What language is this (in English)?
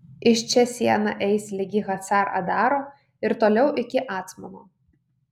Lithuanian